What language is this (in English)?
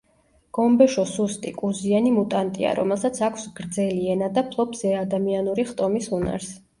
Georgian